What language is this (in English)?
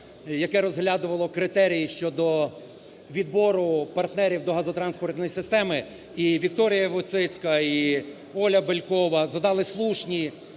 Ukrainian